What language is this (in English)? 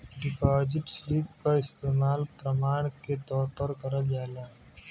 Bhojpuri